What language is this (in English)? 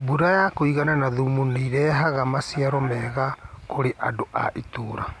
Kikuyu